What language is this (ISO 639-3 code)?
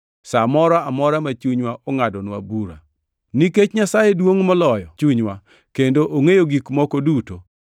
luo